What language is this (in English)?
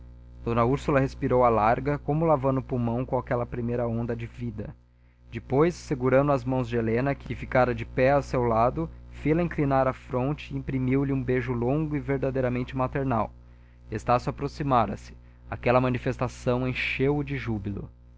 Portuguese